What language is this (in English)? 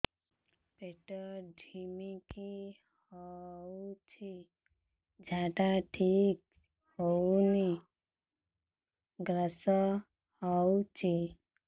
Odia